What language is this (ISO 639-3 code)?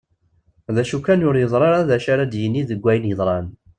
kab